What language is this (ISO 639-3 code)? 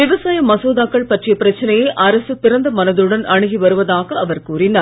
tam